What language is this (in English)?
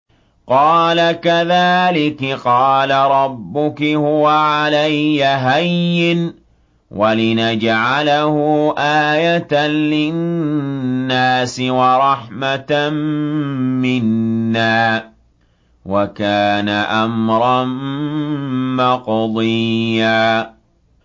Arabic